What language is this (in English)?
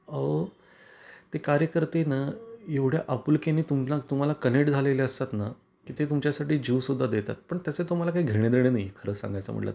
Marathi